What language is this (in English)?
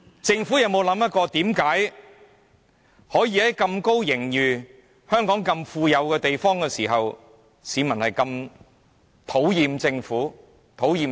Cantonese